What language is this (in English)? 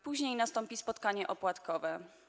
Polish